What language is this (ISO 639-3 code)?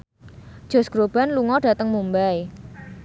jav